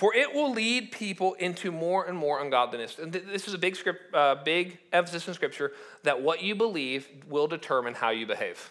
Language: English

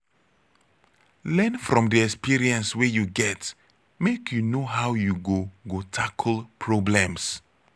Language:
Nigerian Pidgin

